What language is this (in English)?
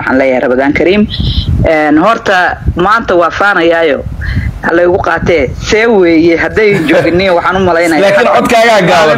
Arabic